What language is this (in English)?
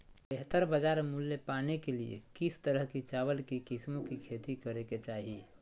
Magahi